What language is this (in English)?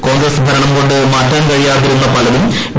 Malayalam